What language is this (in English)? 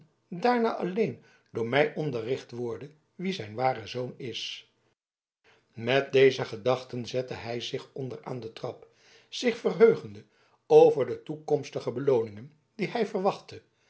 Dutch